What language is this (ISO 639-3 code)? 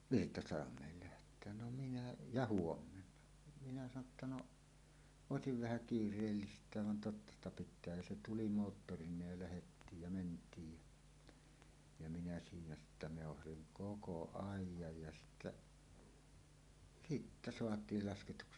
fin